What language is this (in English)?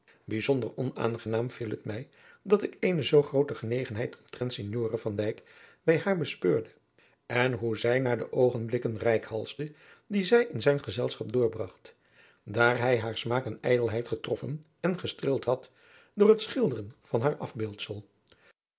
Dutch